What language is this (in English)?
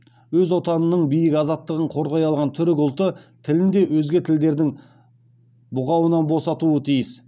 Kazakh